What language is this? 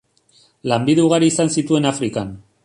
Basque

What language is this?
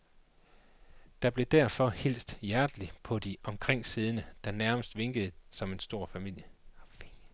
Danish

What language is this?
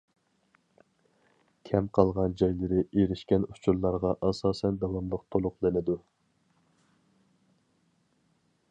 Uyghur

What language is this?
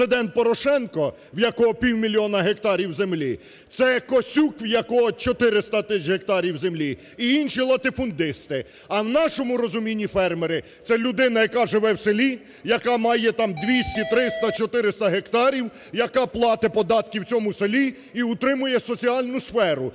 Ukrainian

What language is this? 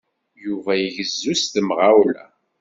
Kabyle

